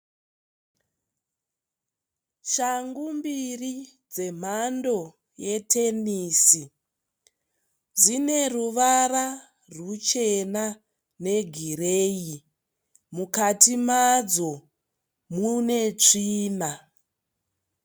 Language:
Shona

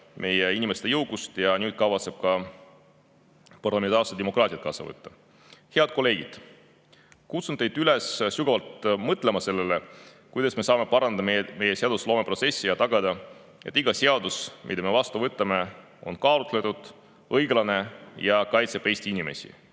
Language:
Estonian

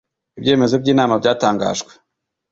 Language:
Kinyarwanda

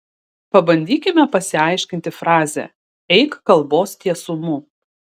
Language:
Lithuanian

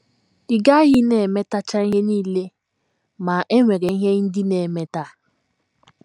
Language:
Igbo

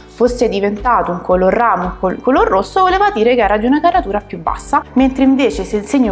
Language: Italian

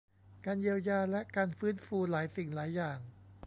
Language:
Thai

